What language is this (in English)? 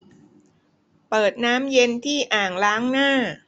Thai